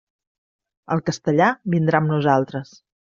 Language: Catalan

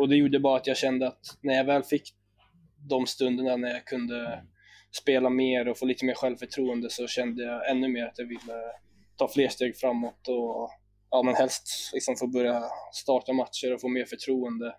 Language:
Swedish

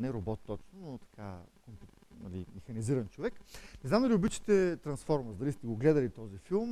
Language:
Bulgarian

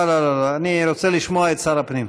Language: Hebrew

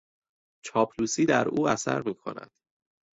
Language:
Persian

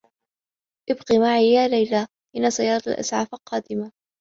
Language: Arabic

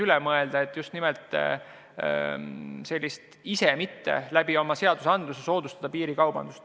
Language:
Estonian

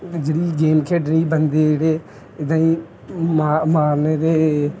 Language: Punjabi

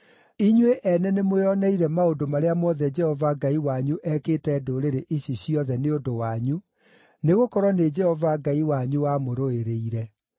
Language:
Kikuyu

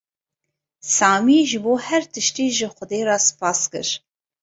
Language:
Kurdish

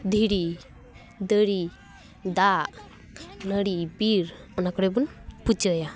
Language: Santali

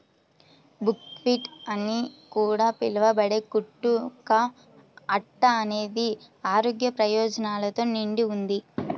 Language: Telugu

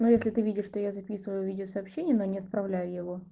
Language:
Russian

